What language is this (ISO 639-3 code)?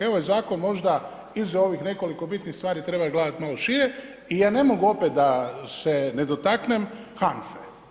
hrv